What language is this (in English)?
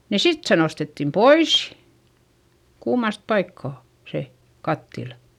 Finnish